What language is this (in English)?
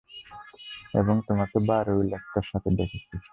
Bangla